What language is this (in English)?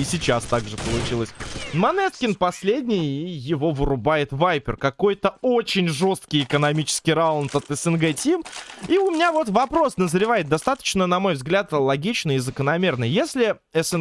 Russian